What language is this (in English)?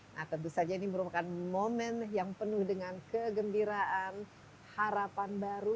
Indonesian